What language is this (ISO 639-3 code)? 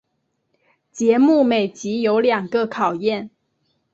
zho